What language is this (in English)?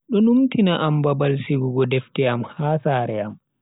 Bagirmi Fulfulde